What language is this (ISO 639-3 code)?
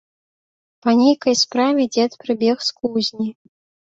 bel